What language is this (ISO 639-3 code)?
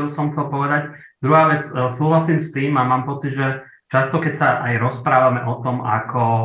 slk